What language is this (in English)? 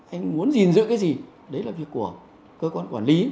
Vietnamese